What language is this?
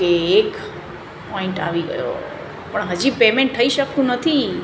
Gujarati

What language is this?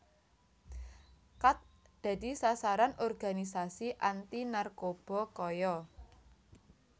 Javanese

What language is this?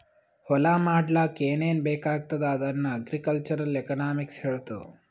Kannada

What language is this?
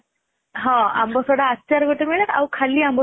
Odia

